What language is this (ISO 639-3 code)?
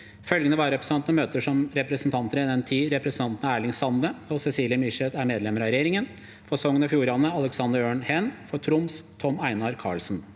nor